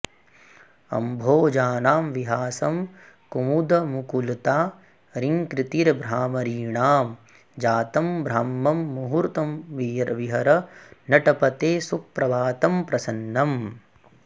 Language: Sanskrit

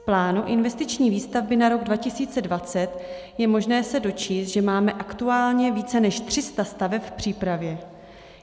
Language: Czech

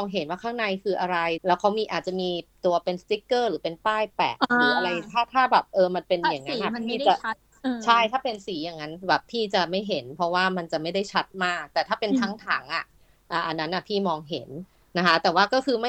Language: Thai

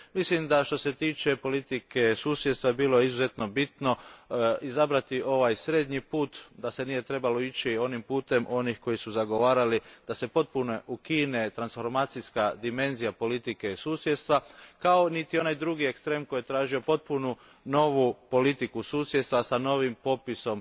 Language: Croatian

